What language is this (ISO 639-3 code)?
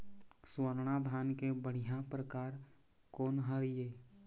hne